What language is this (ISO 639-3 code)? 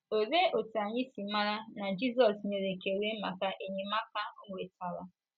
ibo